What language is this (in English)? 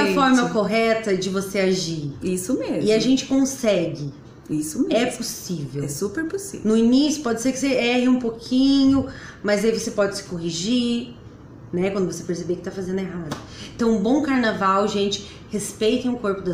Portuguese